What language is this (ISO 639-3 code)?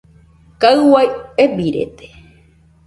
hux